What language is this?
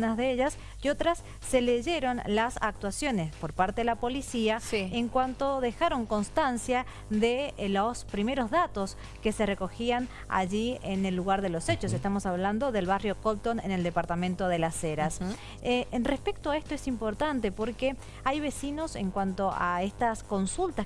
Spanish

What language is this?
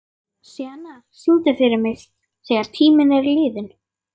Icelandic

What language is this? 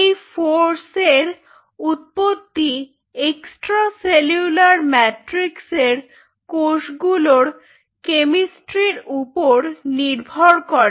Bangla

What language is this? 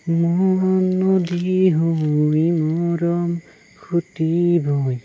Assamese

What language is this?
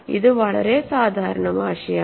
Malayalam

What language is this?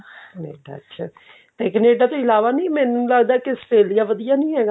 Punjabi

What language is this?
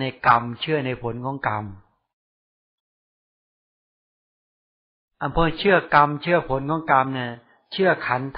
Thai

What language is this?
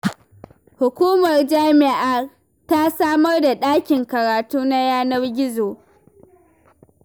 Hausa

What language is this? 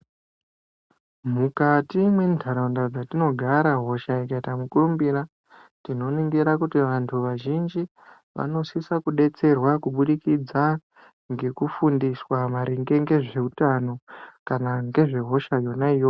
Ndau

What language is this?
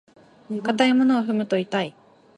Japanese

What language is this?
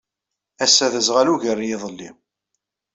Kabyle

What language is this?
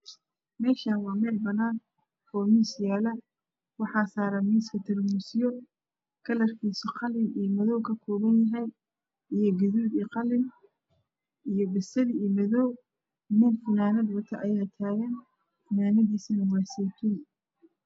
Somali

